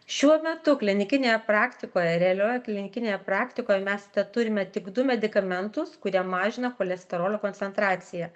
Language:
Lithuanian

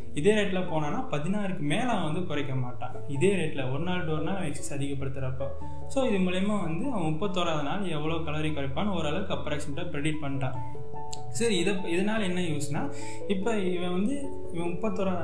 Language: Tamil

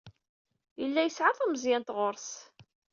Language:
Kabyle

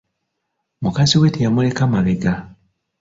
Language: Ganda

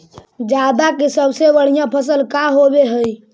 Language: Magahi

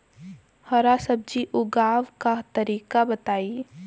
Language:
Bhojpuri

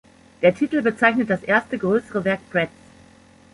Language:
German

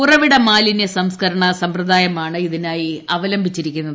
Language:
Malayalam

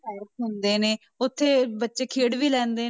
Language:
Punjabi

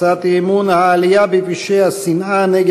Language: Hebrew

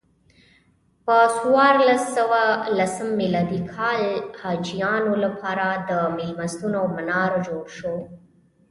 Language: Pashto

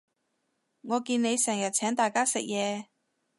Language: Cantonese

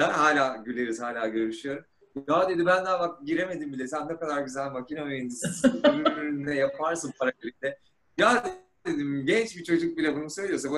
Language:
Turkish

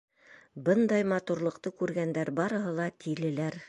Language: Bashkir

